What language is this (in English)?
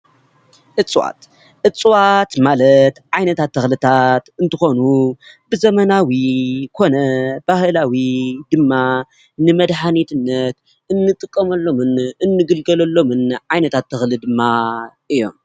Tigrinya